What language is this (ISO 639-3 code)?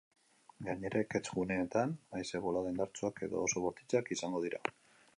eus